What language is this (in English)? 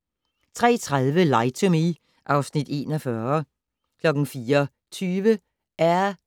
Danish